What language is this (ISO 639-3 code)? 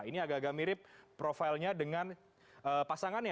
ind